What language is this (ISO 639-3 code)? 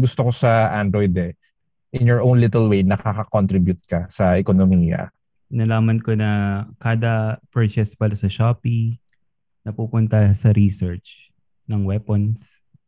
fil